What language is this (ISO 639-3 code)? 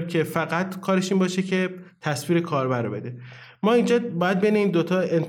fas